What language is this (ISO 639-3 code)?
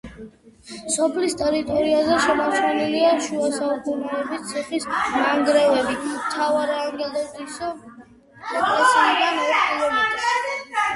kat